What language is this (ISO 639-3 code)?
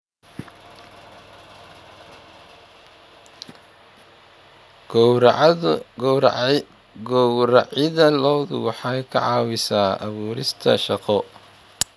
som